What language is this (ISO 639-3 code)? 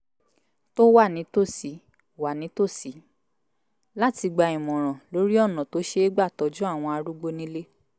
yor